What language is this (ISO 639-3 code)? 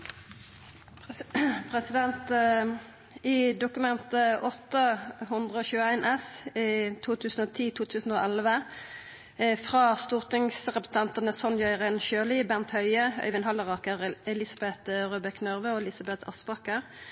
nor